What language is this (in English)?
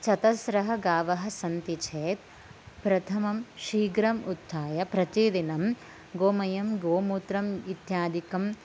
Sanskrit